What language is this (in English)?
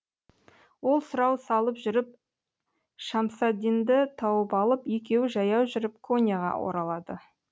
Kazakh